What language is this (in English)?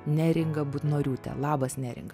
Lithuanian